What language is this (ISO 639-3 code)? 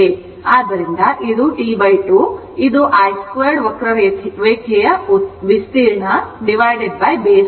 kan